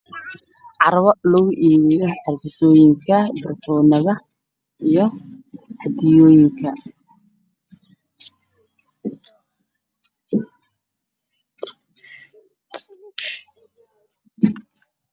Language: Somali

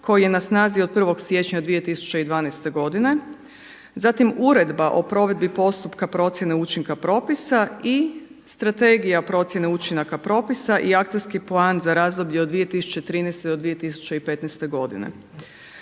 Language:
Croatian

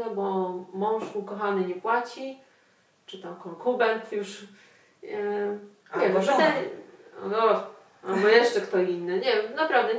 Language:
Polish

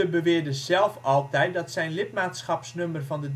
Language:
Dutch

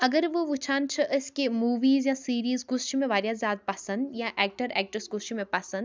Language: Kashmiri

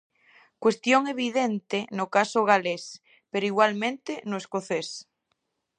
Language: Galician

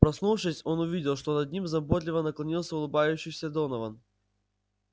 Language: Russian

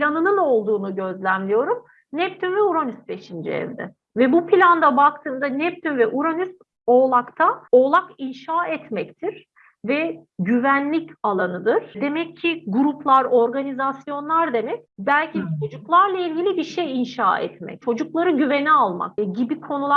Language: Turkish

